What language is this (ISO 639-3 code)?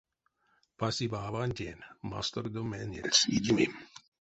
myv